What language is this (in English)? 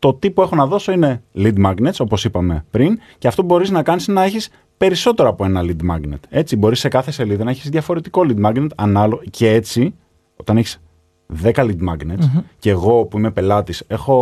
Greek